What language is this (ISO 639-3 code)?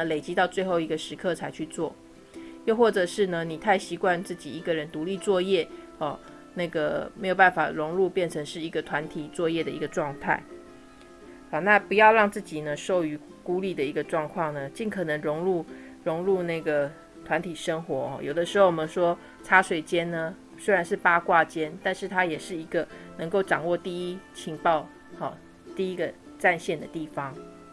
zho